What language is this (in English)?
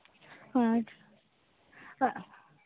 Hindi